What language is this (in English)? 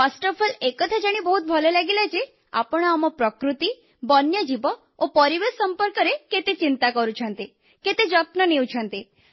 Odia